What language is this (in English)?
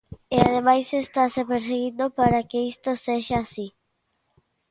Galician